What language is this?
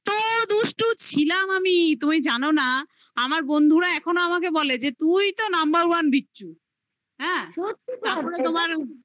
Bangla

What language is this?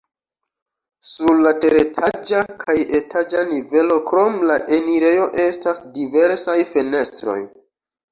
Esperanto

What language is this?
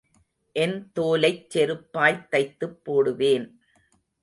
Tamil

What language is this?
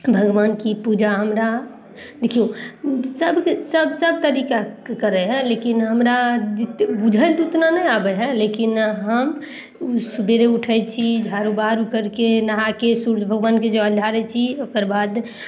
Maithili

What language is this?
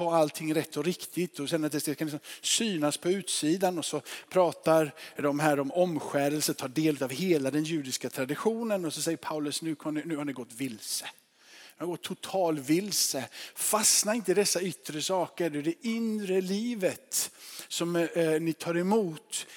Swedish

